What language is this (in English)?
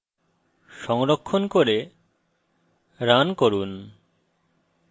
Bangla